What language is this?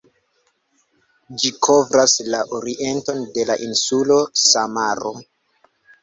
Esperanto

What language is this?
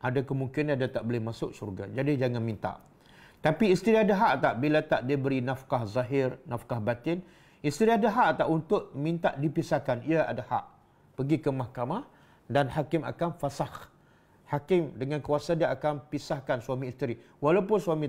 Malay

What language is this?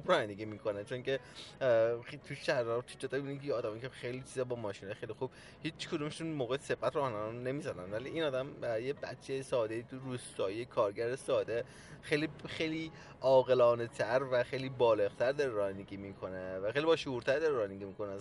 Persian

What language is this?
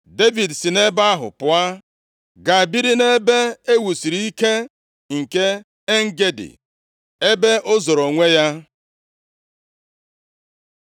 Igbo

